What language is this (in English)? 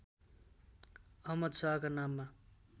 Nepali